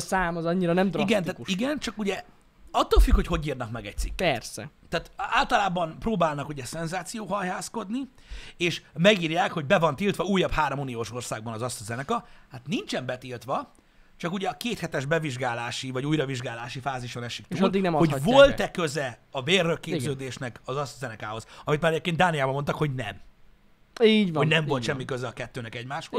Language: Hungarian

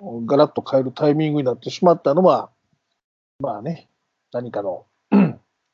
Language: Japanese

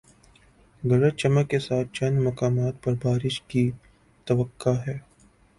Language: Urdu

